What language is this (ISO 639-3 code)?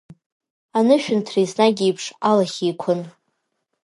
abk